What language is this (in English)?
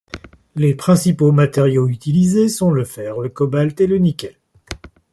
French